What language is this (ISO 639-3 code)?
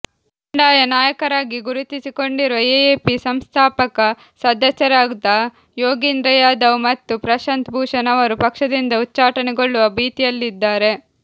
kan